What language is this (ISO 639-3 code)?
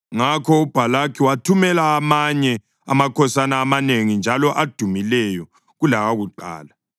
nde